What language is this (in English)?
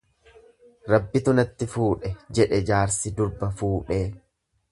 Oromo